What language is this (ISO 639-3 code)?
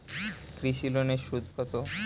ben